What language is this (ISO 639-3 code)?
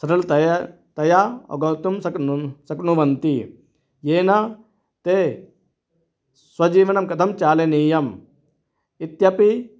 san